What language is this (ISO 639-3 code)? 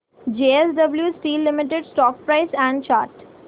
mar